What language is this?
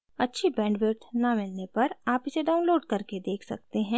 Hindi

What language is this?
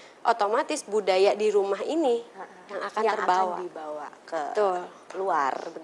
Indonesian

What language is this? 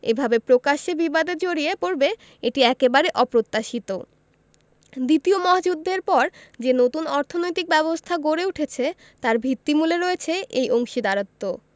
Bangla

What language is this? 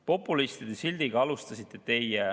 Estonian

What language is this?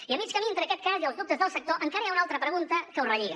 Catalan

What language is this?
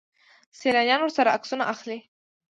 Pashto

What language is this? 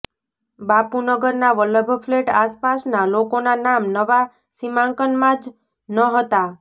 Gujarati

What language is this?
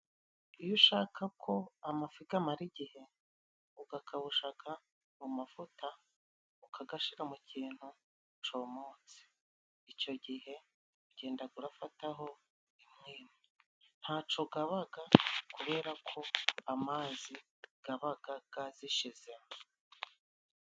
Kinyarwanda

